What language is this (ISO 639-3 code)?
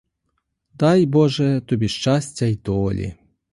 ukr